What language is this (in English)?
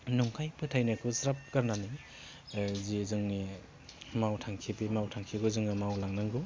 Bodo